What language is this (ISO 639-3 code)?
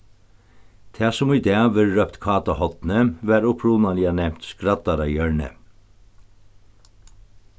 fao